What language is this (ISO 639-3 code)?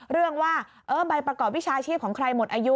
tha